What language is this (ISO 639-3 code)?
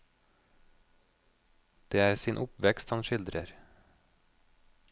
nor